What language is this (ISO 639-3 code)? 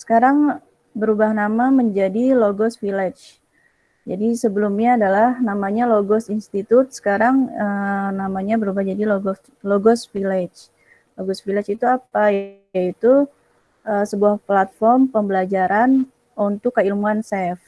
ind